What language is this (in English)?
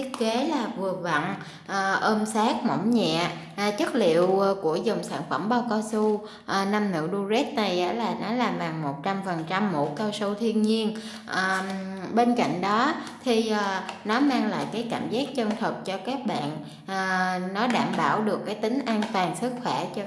Vietnamese